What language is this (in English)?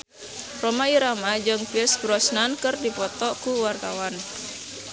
Sundanese